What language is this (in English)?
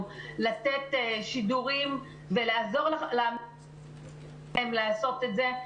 Hebrew